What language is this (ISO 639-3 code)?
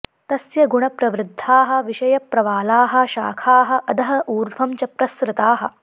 san